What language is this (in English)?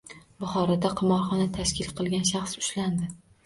Uzbek